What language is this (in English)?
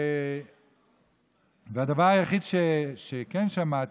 Hebrew